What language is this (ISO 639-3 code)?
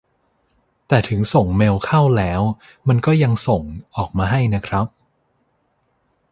tha